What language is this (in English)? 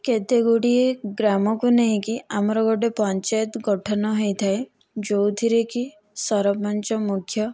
Odia